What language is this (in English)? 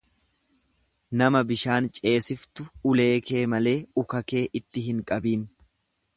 Oromo